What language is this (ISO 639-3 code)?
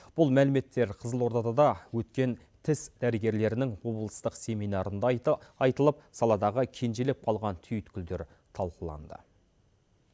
kaz